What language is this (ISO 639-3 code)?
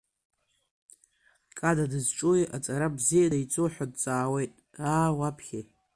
abk